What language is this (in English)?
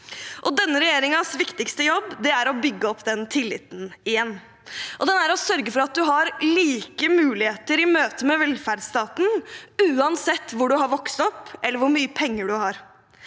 Norwegian